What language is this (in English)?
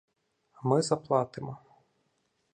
Ukrainian